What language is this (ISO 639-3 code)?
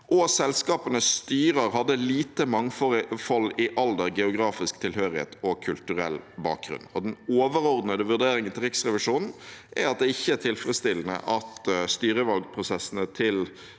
nor